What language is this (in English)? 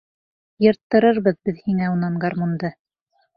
Bashkir